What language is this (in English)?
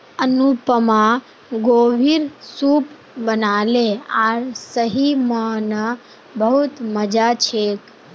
Magahi